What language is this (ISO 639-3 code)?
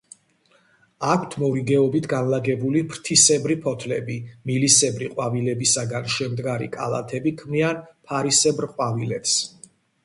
kat